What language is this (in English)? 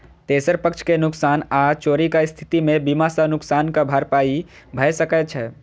Maithili